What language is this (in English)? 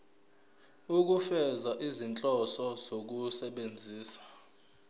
Zulu